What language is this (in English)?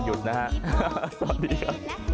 Thai